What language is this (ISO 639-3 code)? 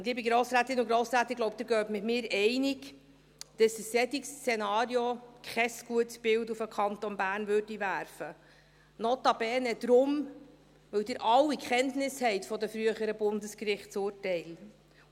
gsw